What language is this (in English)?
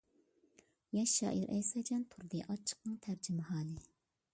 Uyghur